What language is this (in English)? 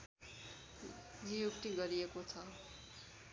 Nepali